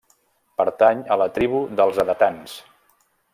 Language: Catalan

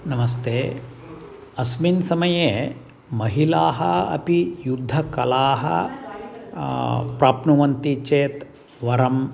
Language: Sanskrit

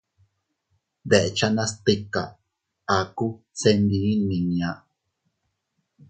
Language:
Teutila Cuicatec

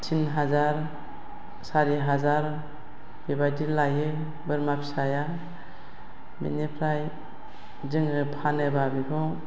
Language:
Bodo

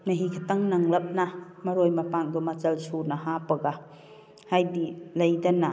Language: Manipuri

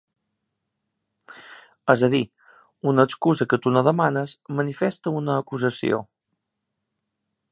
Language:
Catalan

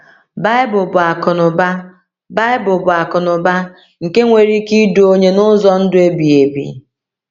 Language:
Igbo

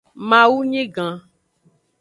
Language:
Aja (Benin)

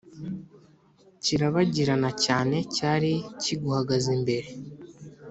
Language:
Kinyarwanda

